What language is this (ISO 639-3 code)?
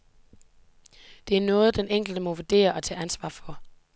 dan